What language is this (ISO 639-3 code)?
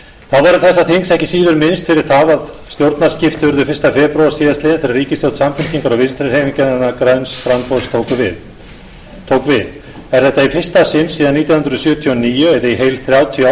isl